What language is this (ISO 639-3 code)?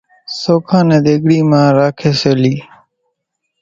gjk